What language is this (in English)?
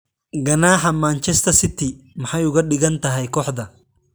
Somali